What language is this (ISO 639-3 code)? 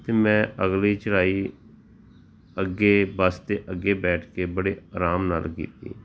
pan